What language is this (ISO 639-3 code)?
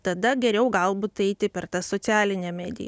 lit